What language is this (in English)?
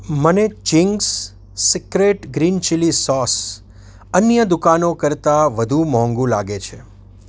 Gujarati